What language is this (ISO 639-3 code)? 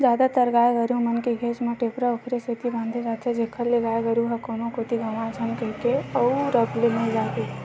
hne